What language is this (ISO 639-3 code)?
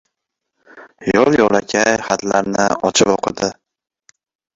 uzb